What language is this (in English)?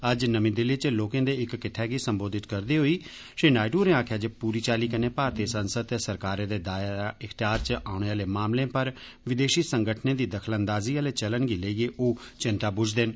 Dogri